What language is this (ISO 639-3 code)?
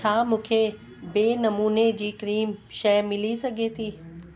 snd